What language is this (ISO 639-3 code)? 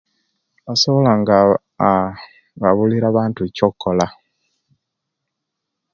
lke